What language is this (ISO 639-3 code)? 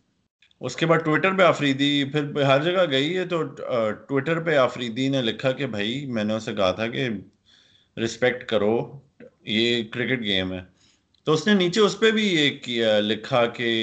urd